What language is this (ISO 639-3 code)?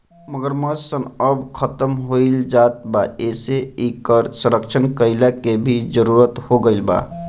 bho